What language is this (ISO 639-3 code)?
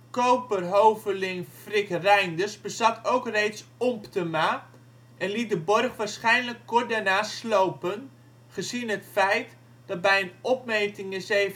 nld